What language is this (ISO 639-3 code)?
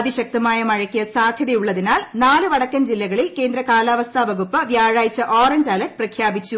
mal